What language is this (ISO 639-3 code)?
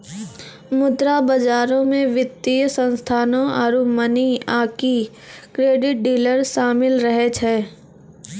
mai